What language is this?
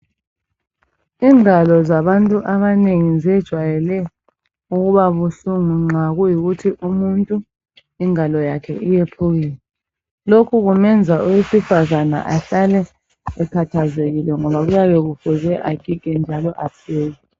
North Ndebele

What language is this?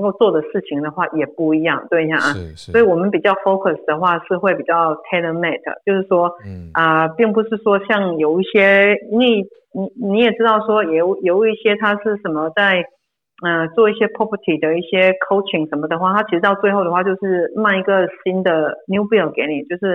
Chinese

